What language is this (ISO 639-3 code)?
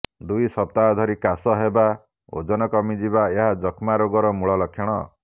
ori